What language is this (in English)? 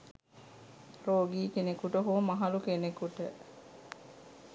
Sinhala